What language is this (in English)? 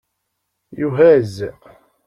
Kabyle